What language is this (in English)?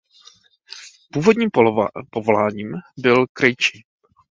Czech